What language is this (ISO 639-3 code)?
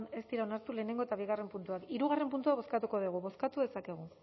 eus